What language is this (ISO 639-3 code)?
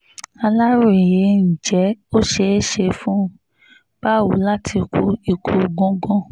yor